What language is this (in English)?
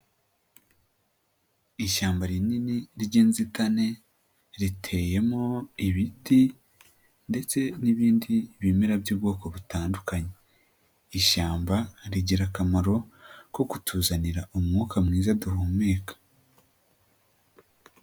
Kinyarwanda